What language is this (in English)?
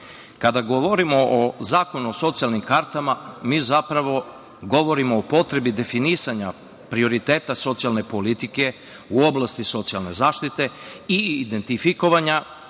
Serbian